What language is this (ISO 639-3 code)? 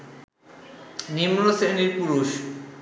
ben